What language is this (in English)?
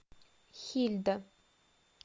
Russian